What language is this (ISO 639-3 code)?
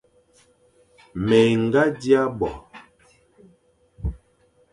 fan